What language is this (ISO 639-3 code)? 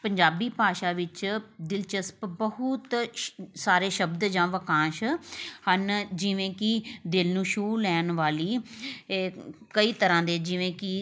pan